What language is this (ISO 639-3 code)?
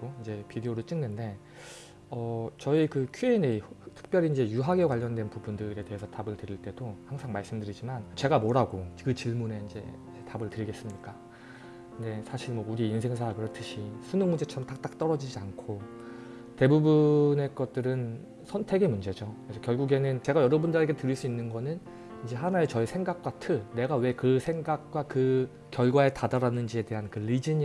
kor